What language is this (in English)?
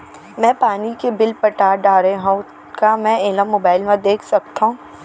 Chhattisgarhi